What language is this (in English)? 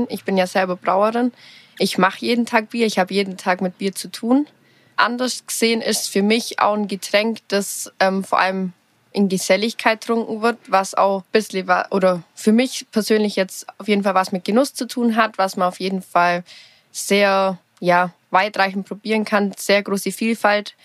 German